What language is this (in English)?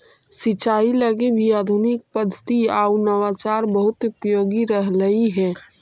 Magahi